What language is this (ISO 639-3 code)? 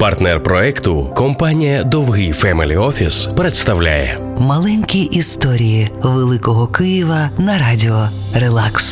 ukr